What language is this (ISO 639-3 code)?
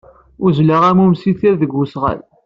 kab